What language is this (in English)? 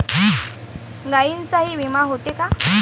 Marathi